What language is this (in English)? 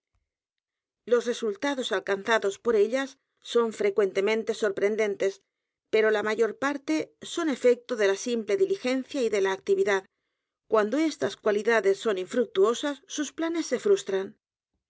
Spanish